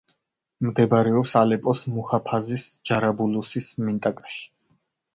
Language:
Georgian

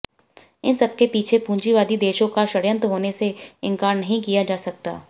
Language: Hindi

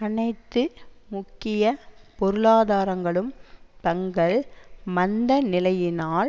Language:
Tamil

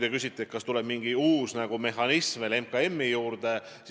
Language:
Estonian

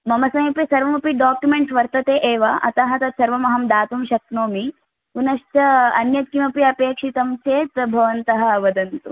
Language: Sanskrit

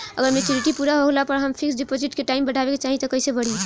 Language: Bhojpuri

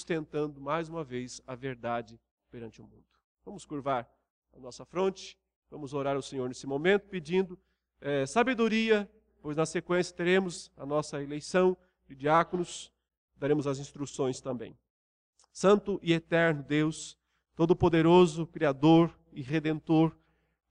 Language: Portuguese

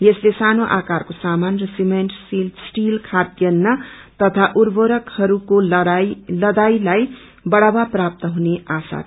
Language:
Nepali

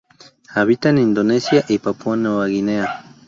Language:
Spanish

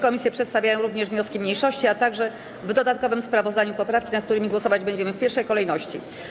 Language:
Polish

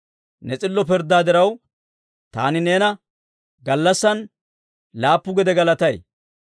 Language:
Dawro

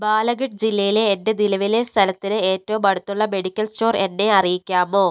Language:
Malayalam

